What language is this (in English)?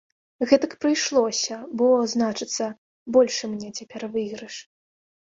Belarusian